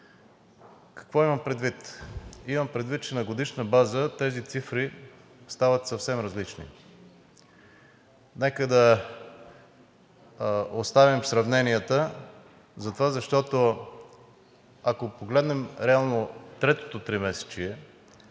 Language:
Bulgarian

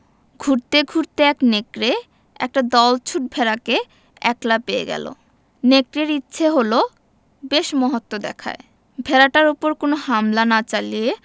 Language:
Bangla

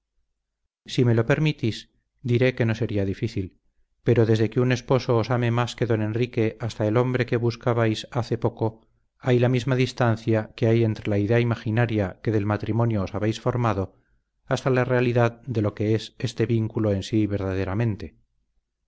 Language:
Spanish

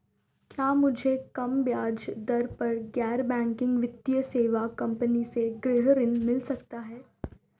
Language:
Hindi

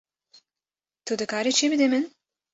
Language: Kurdish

